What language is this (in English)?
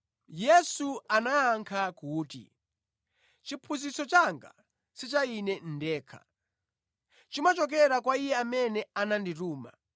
Nyanja